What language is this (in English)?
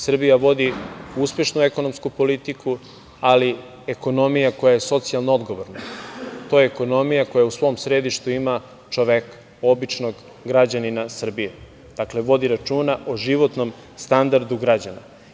Serbian